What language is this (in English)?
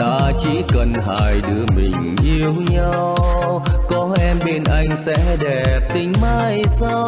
Vietnamese